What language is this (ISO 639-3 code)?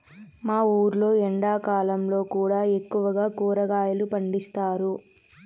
tel